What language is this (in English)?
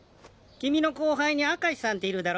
Japanese